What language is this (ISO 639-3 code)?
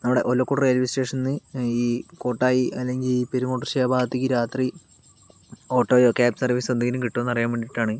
mal